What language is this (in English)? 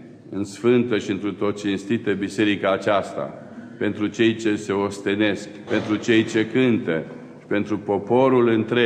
Romanian